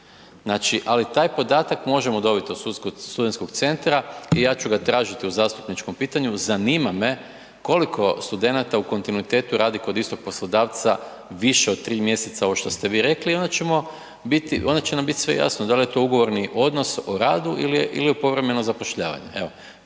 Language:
Croatian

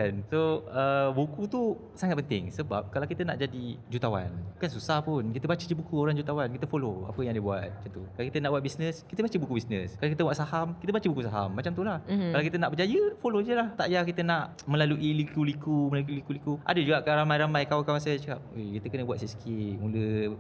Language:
Malay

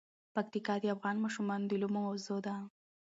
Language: Pashto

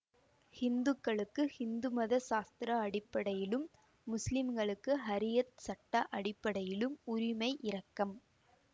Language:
Tamil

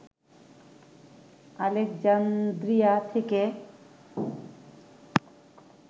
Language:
Bangla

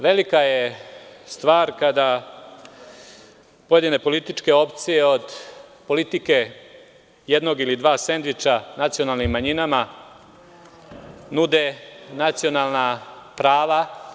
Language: Serbian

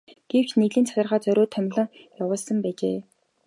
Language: Mongolian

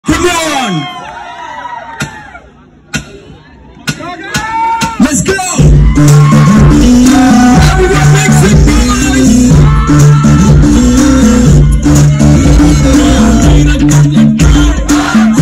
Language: Arabic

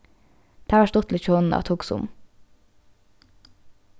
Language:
Faroese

